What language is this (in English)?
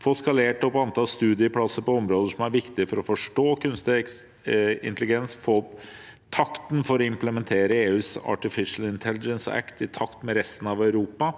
Norwegian